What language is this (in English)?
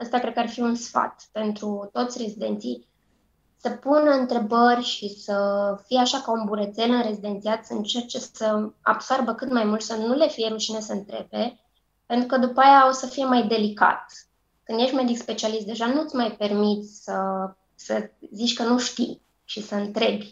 Romanian